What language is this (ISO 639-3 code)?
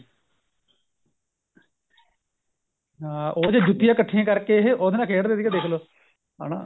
pan